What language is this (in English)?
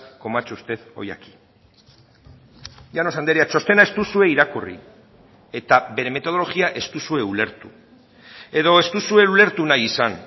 Basque